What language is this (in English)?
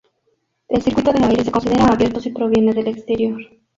Spanish